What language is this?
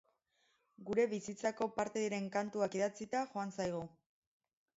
Basque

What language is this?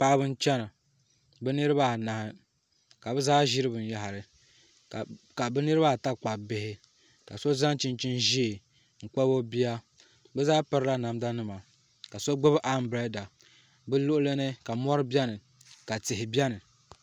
Dagbani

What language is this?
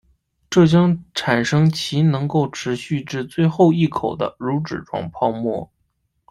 Chinese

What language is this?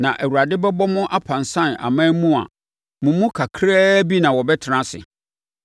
Akan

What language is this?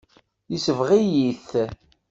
Kabyle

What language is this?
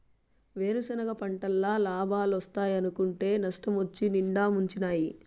Telugu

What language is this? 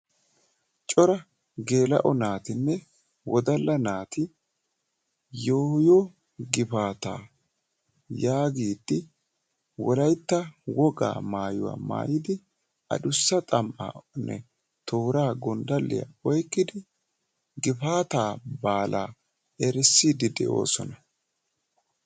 Wolaytta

